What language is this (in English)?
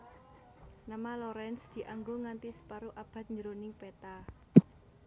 Javanese